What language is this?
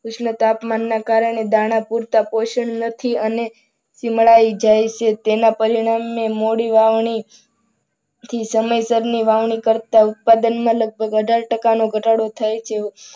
Gujarati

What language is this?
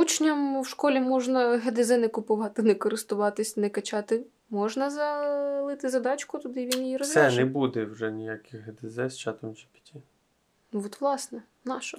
Ukrainian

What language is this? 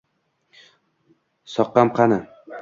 Uzbek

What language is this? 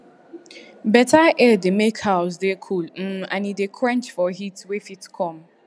Nigerian Pidgin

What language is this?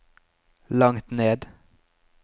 Norwegian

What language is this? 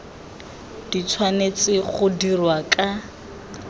Tswana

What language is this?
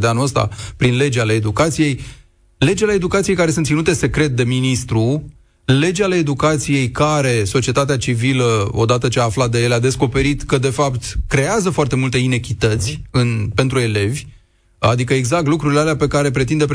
Romanian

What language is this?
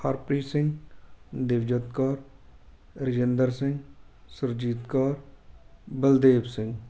Punjabi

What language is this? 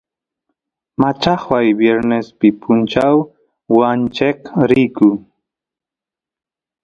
Santiago del Estero Quichua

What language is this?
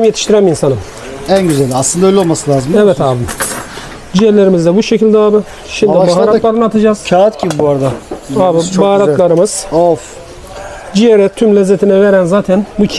Turkish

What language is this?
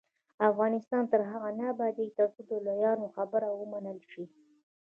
Pashto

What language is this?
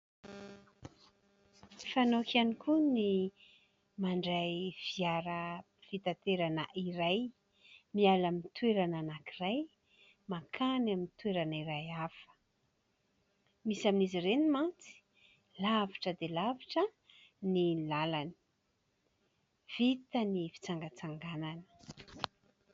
Malagasy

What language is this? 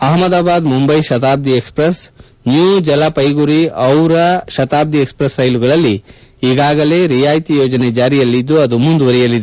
Kannada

